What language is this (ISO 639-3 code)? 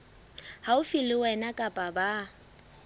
sot